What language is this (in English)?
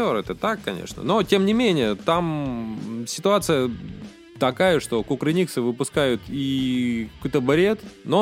Russian